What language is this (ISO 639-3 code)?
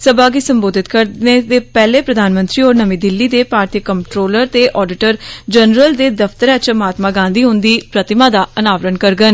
doi